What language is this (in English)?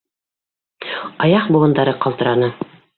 Bashkir